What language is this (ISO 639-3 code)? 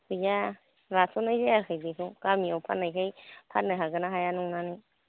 brx